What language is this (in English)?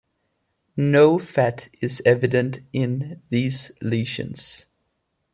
English